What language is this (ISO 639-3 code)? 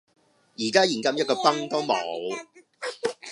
yue